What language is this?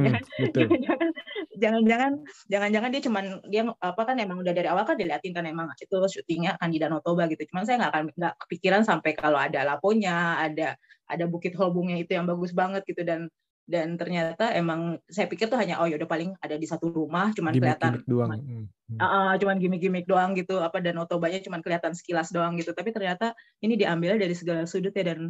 Indonesian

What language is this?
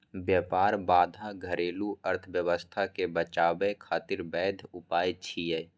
Maithili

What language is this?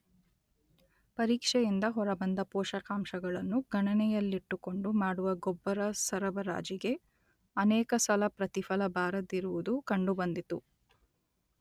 Kannada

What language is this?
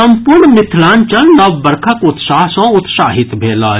Maithili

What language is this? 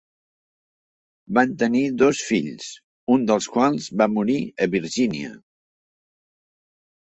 Catalan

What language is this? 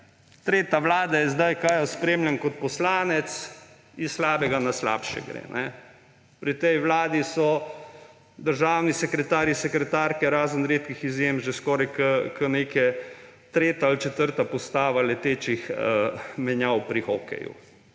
Slovenian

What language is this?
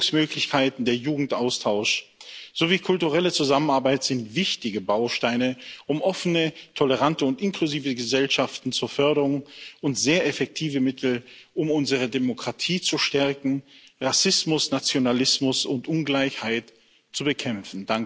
German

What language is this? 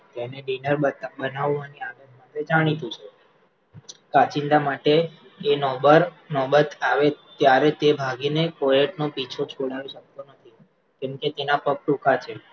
Gujarati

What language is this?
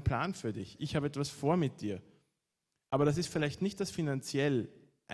German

